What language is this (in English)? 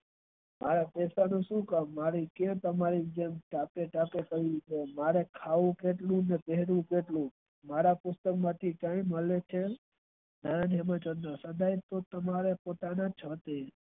Gujarati